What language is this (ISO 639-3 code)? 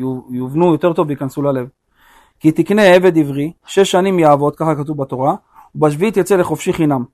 heb